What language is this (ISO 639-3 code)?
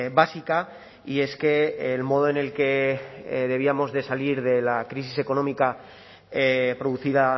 spa